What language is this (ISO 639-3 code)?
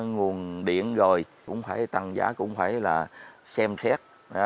vie